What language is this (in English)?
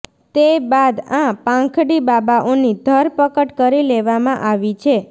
Gujarati